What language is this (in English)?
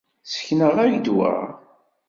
Kabyle